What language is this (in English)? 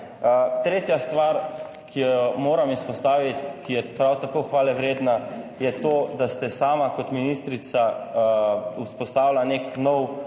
Slovenian